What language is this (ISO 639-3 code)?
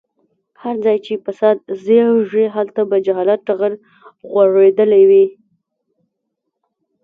pus